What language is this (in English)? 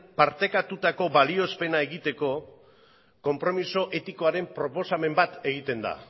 Basque